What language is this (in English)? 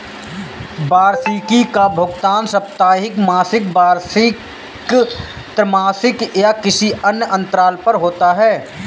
Hindi